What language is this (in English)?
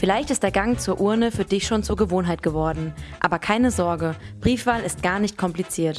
German